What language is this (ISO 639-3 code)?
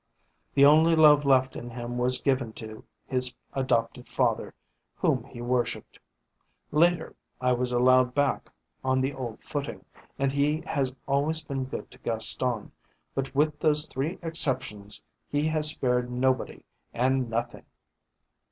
eng